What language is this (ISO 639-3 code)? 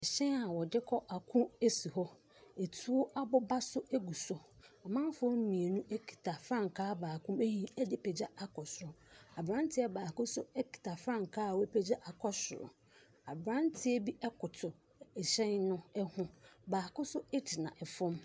aka